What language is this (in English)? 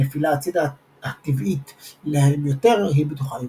Hebrew